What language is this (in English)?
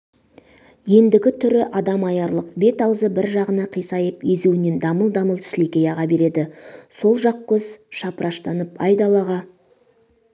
Kazakh